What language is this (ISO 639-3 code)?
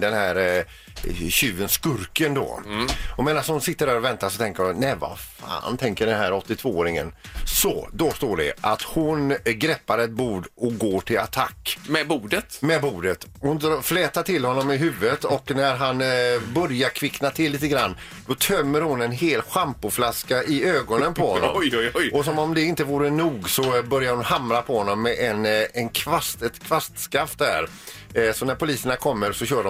swe